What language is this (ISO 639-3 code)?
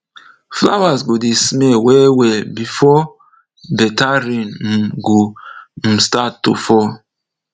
pcm